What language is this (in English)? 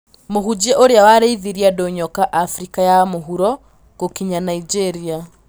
Kikuyu